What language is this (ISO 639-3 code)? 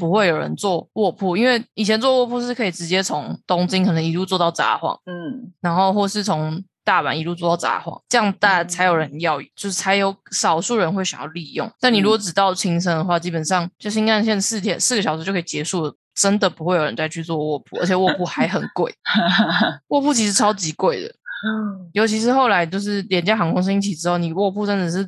zho